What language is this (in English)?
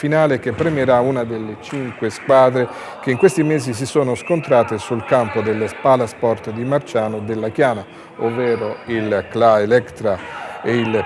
Italian